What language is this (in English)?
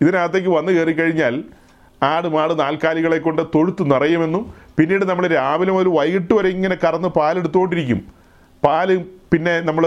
Malayalam